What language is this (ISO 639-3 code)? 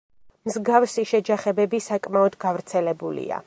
kat